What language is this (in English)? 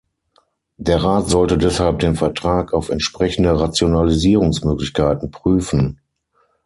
German